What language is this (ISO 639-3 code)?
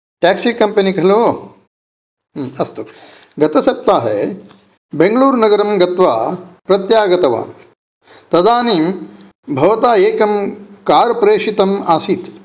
san